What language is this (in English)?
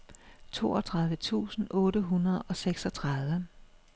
Danish